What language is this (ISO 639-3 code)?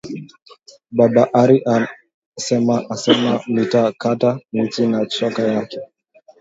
swa